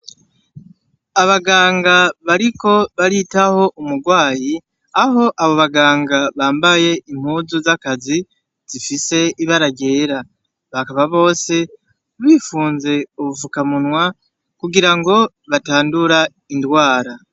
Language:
Rundi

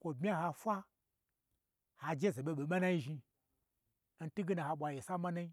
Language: Gbagyi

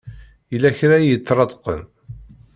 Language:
Kabyle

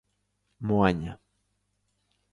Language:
Galician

